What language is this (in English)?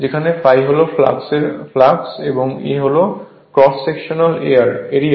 Bangla